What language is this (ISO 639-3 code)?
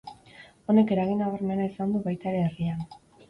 eus